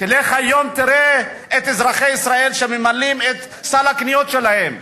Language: Hebrew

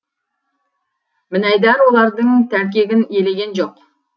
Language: Kazakh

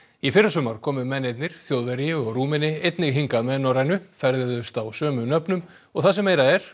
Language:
Icelandic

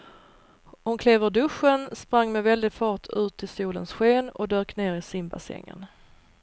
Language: Swedish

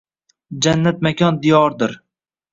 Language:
Uzbek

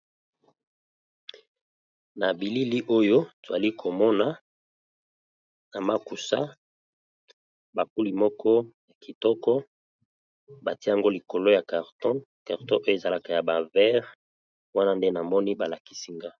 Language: Lingala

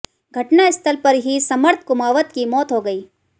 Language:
Hindi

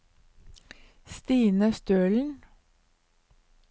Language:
Norwegian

